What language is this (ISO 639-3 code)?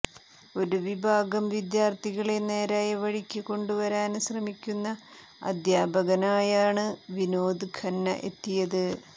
mal